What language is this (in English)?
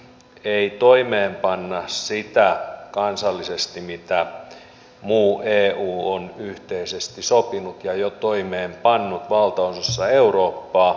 Finnish